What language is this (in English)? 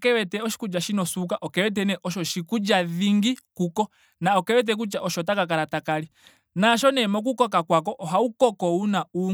Ndonga